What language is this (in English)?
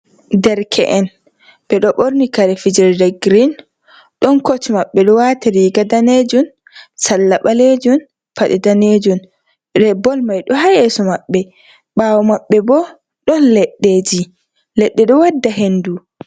Fula